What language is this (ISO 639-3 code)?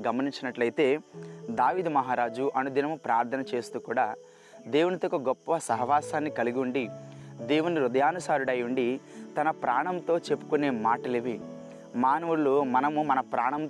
tel